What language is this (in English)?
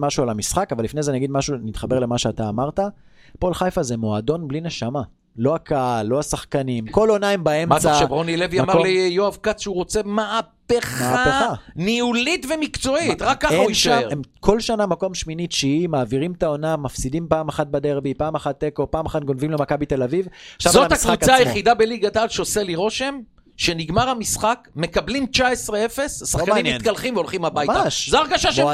Hebrew